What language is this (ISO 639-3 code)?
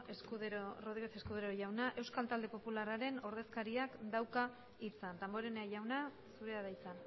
eus